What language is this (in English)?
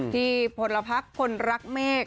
Thai